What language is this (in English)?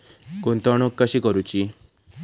Marathi